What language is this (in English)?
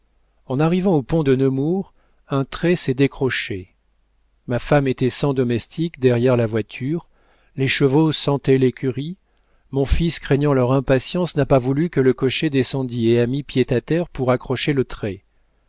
French